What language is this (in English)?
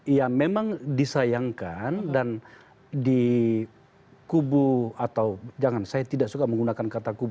Indonesian